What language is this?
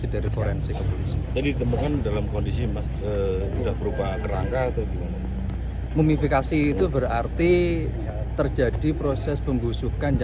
Indonesian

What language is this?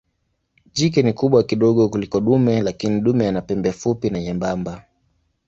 Swahili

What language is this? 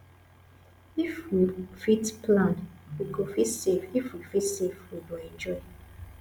Nigerian Pidgin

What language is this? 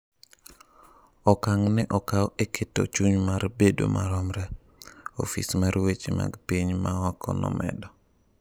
Luo (Kenya and Tanzania)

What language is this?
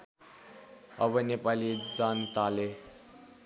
Nepali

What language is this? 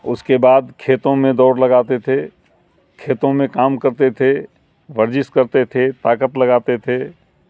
Urdu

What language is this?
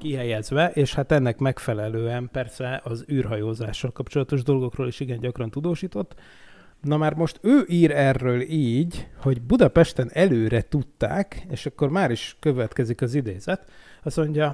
Hungarian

